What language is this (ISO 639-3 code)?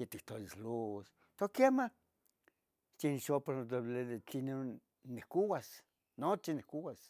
nhg